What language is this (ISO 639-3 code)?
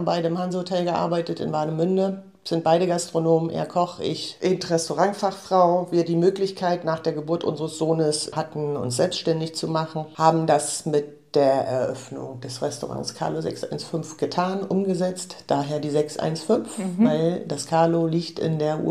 deu